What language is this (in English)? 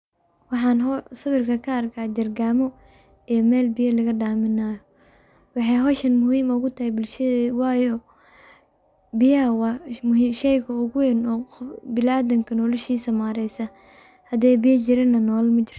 Somali